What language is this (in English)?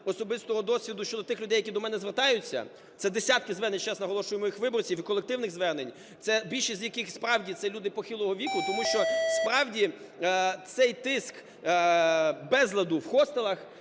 Ukrainian